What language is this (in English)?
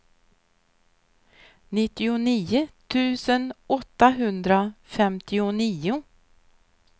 Swedish